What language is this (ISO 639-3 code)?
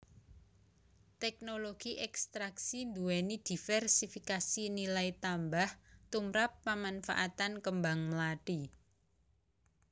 jav